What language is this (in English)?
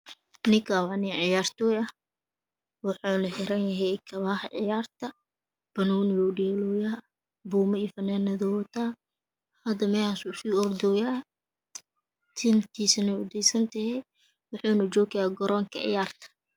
Somali